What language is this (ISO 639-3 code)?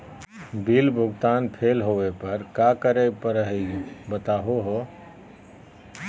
mag